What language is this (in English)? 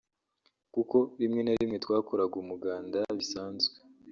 Kinyarwanda